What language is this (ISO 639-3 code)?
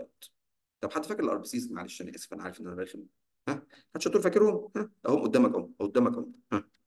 ara